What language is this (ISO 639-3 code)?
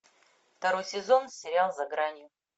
rus